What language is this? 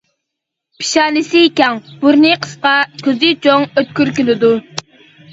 Uyghur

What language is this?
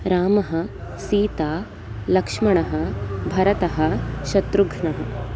Sanskrit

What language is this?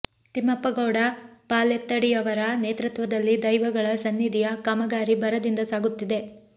Kannada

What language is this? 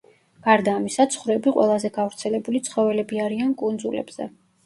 Georgian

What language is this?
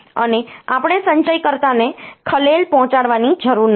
Gujarati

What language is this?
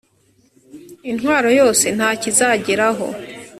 Kinyarwanda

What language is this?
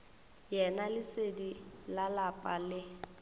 Northern Sotho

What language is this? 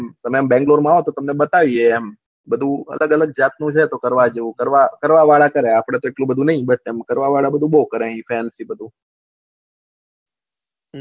Gujarati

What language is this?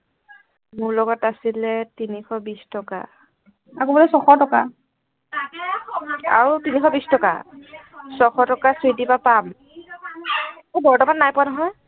Assamese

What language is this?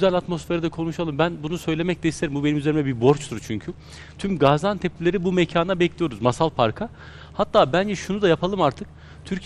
Turkish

